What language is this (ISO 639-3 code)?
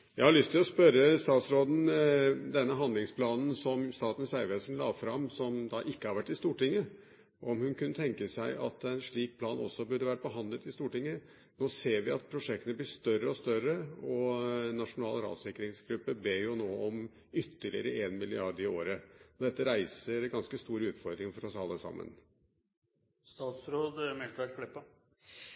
nob